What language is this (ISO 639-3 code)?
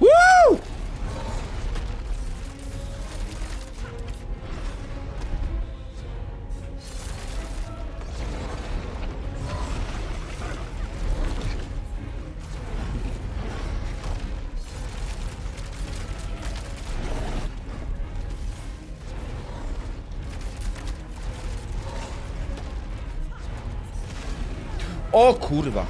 pol